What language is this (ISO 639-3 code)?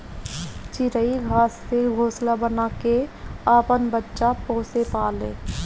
bho